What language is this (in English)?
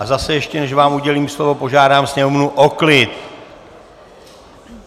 Czech